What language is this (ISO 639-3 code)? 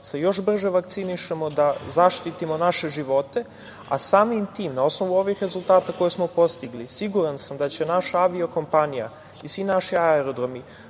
srp